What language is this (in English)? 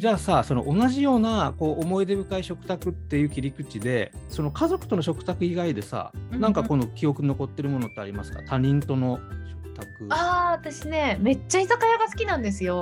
Japanese